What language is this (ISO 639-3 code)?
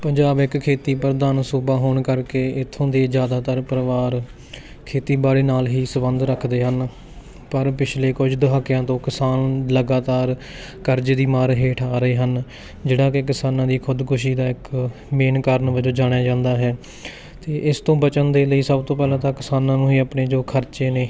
pan